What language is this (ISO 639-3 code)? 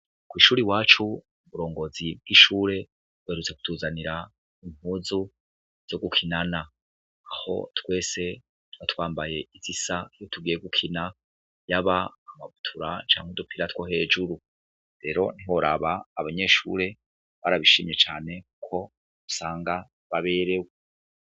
run